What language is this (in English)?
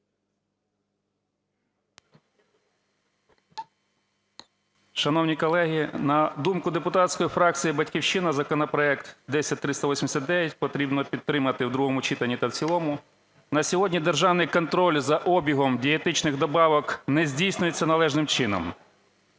Ukrainian